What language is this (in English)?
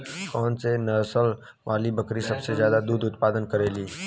Bhojpuri